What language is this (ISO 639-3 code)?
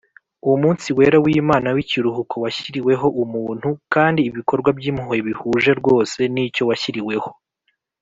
kin